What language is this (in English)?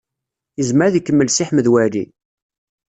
Kabyle